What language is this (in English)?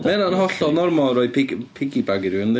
Welsh